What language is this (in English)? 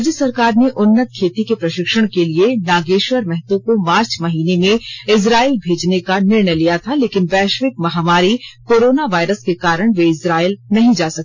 Hindi